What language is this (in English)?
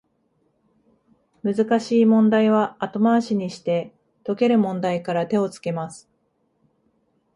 Japanese